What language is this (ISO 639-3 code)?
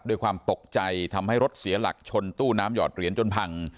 tha